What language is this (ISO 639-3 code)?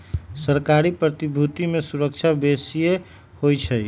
mag